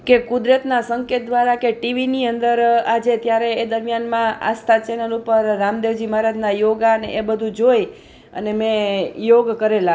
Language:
Gujarati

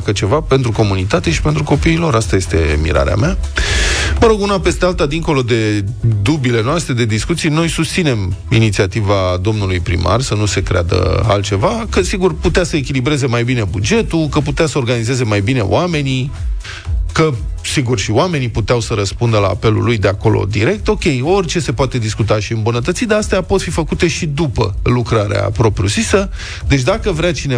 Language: Romanian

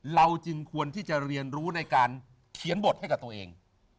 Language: Thai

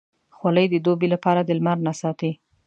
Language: Pashto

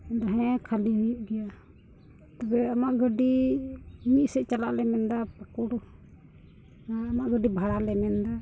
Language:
Santali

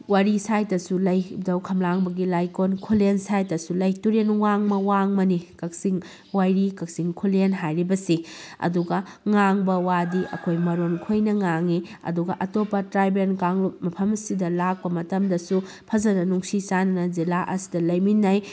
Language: Manipuri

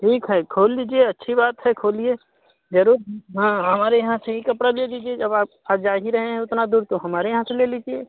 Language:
Hindi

